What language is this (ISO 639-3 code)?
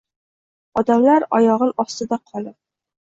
uzb